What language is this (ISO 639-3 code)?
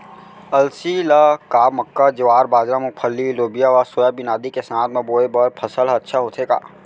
hne